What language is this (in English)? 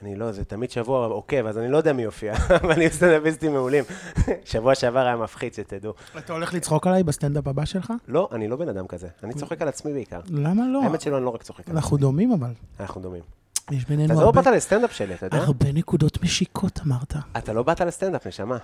Hebrew